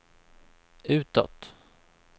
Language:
Swedish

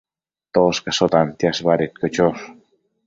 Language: Matsés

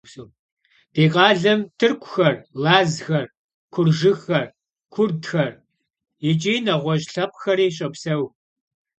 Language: Kabardian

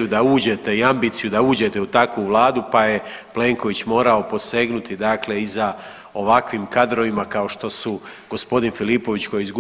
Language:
Croatian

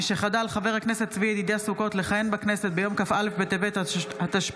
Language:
Hebrew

